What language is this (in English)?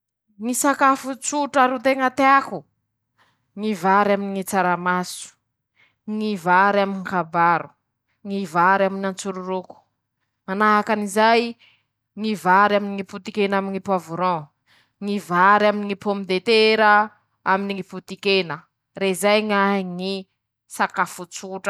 Masikoro Malagasy